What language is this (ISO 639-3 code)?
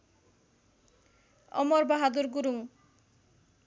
nep